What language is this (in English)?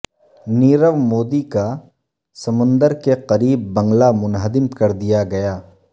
Urdu